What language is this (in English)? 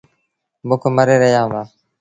Sindhi Bhil